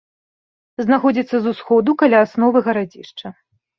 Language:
Belarusian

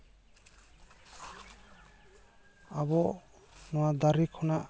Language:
Santali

